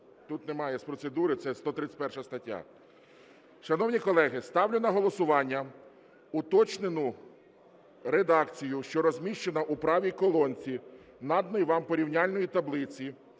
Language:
Ukrainian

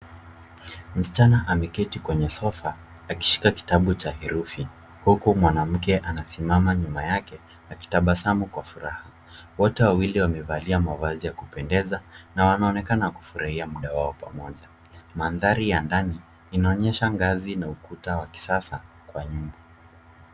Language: Swahili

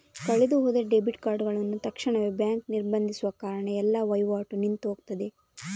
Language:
Kannada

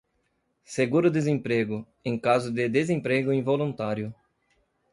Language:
Portuguese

